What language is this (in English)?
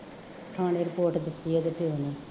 Punjabi